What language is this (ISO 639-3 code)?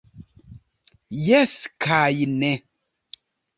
epo